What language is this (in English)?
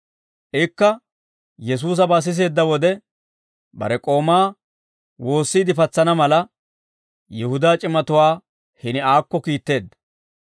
Dawro